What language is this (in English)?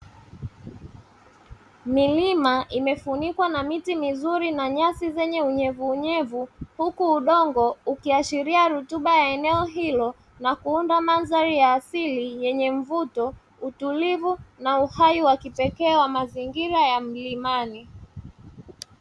Swahili